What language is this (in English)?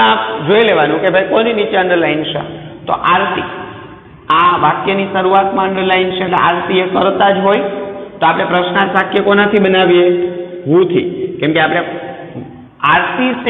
Hindi